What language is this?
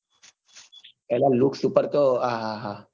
Gujarati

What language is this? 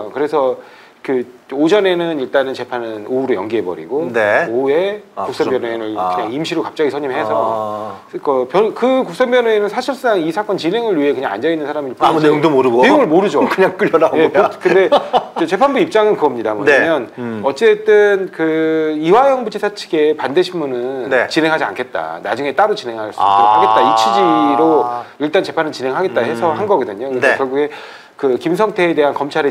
Korean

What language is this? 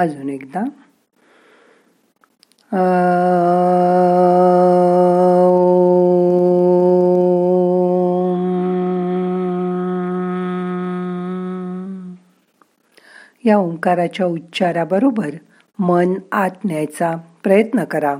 Marathi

